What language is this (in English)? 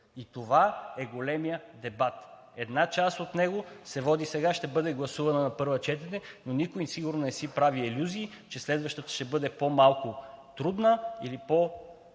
Bulgarian